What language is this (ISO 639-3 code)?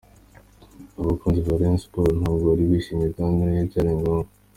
kin